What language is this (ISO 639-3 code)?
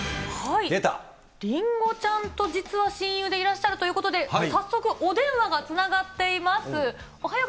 jpn